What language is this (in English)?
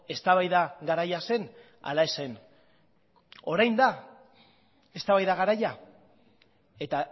Basque